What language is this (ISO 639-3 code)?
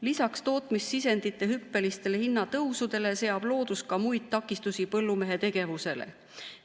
est